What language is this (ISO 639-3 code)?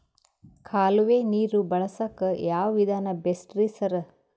kan